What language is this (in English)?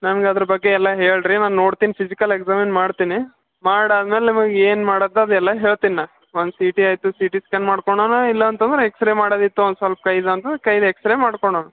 Kannada